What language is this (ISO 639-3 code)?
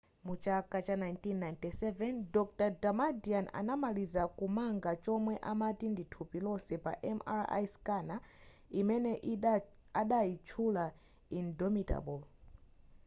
nya